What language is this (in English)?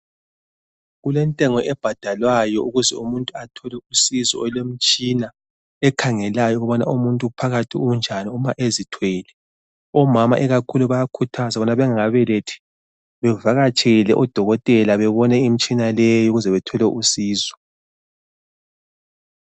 North Ndebele